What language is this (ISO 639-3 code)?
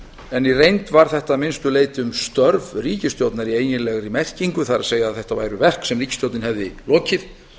isl